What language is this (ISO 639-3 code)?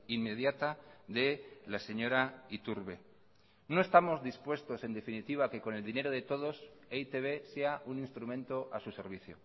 spa